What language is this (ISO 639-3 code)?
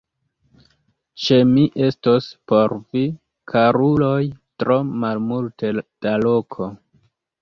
epo